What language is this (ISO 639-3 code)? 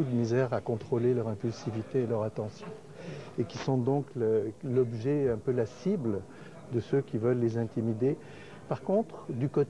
fra